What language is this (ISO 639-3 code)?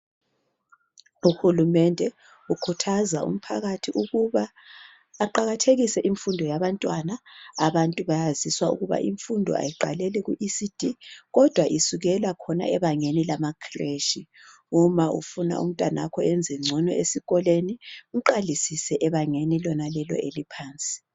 nde